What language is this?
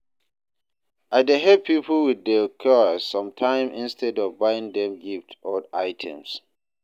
Nigerian Pidgin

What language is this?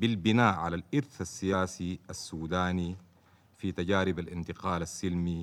Arabic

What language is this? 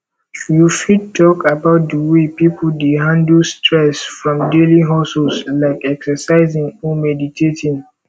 Nigerian Pidgin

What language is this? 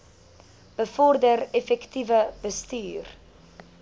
Afrikaans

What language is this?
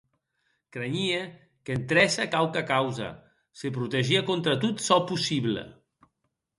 Occitan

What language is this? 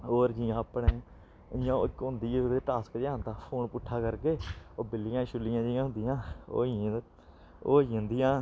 Dogri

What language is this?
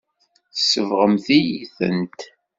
Kabyle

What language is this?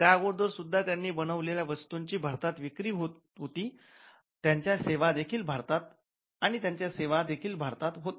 Marathi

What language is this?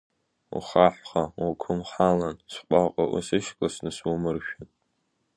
Abkhazian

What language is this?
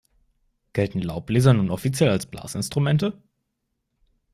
German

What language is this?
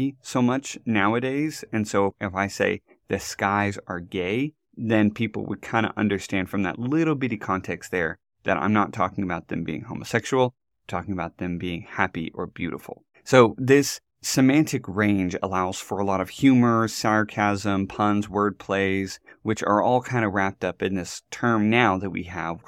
English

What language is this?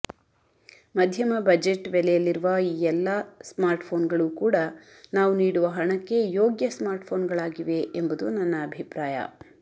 Kannada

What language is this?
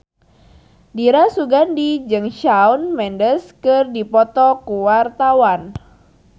Sundanese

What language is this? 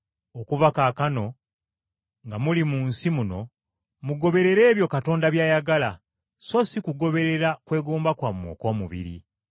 Ganda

